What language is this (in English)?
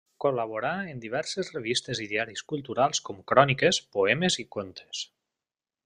Catalan